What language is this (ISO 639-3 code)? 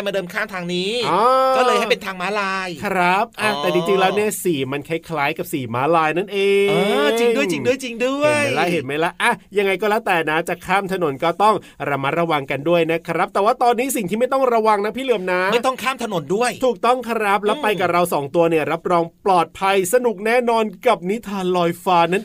tha